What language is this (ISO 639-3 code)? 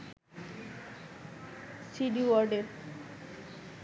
ben